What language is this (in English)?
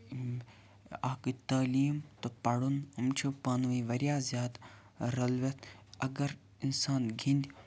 Kashmiri